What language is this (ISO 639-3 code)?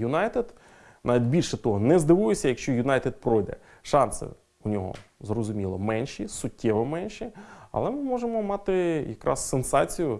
ukr